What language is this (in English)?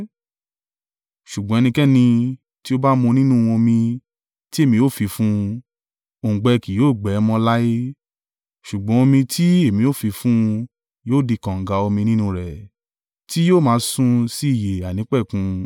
Yoruba